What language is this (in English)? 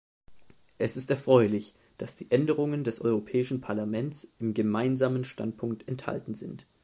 German